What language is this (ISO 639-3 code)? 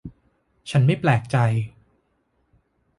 tha